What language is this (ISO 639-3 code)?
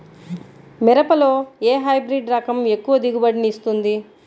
tel